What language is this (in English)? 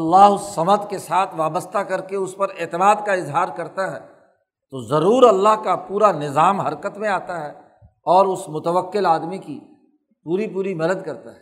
Urdu